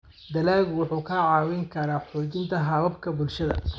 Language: Somali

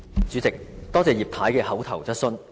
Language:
Cantonese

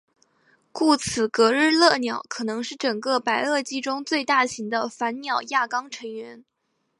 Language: Chinese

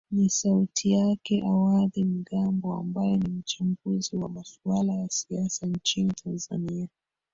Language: Swahili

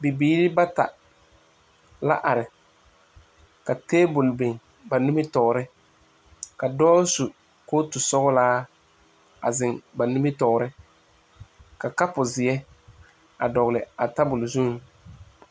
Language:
Southern Dagaare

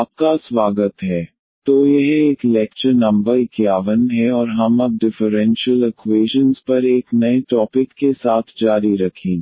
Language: Hindi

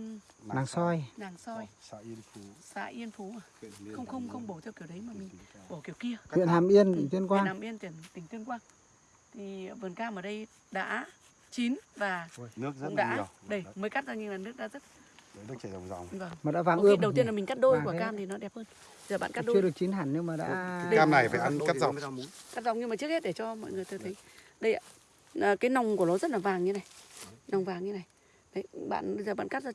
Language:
Vietnamese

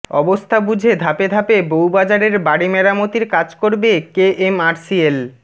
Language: Bangla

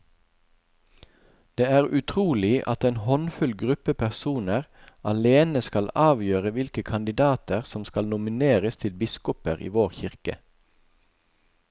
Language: Norwegian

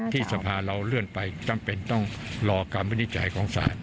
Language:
Thai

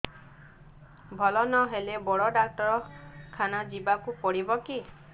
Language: Odia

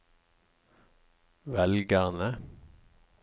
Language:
Norwegian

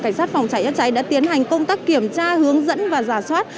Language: Vietnamese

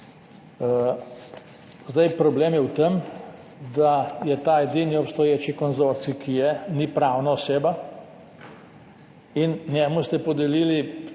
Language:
Slovenian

